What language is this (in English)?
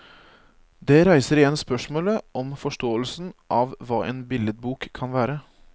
Norwegian